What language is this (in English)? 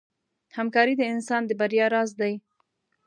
Pashto